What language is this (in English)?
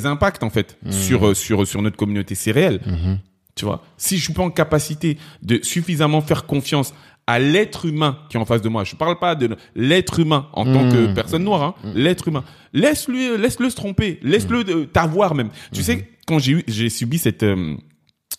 French